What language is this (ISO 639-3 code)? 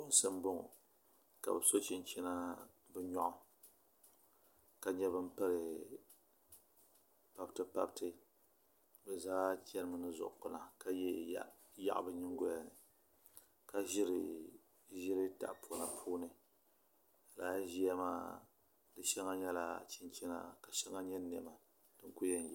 dag